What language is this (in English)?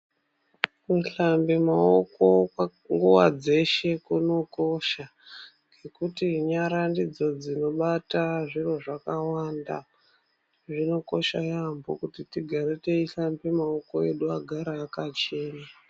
Ndau